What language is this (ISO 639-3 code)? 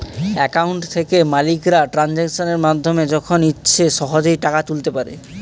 ben